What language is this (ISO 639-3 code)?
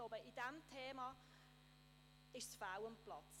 gsw